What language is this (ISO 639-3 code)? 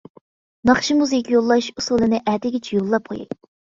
uig